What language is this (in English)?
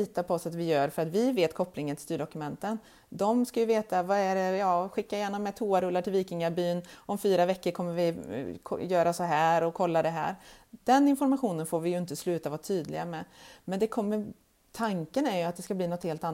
Swedish